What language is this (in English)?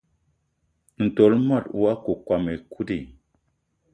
Eton (Cameroon)